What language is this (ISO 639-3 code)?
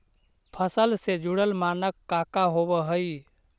mag